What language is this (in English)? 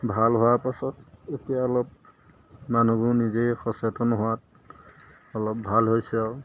Assamese